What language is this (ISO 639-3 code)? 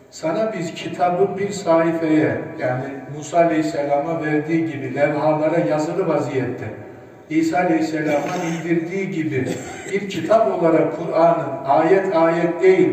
tur